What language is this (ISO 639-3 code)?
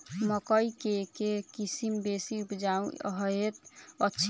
mai